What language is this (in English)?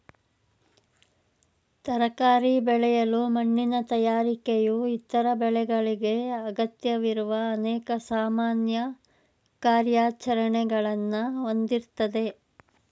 Kannada